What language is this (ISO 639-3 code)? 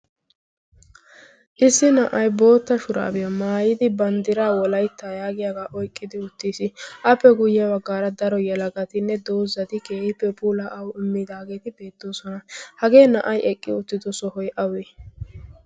wal